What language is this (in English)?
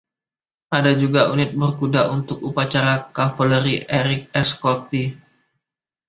Indonesian